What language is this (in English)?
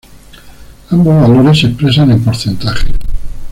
Spanish